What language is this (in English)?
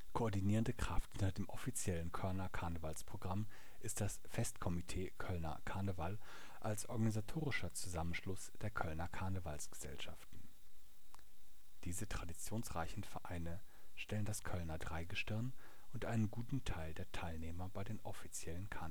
German